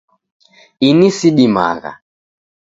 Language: Taita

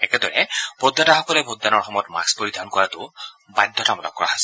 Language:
Assamese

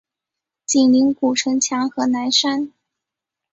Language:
Chinese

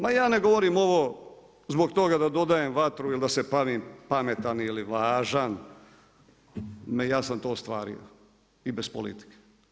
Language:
Croatian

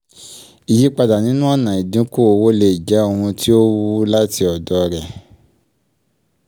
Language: Yoruba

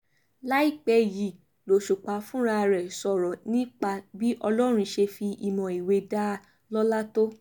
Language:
Yoruba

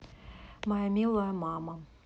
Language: Russian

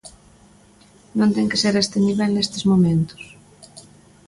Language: Galician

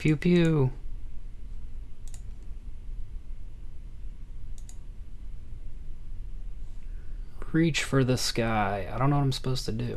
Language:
English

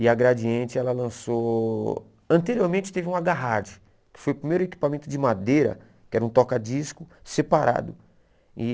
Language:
Portuguese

